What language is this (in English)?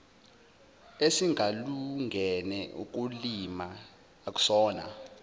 Zulu